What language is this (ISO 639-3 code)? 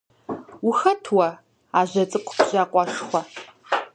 kbd